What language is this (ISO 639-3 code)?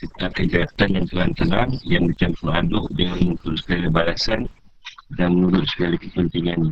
msa